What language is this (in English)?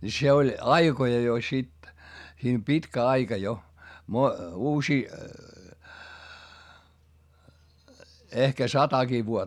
Finnish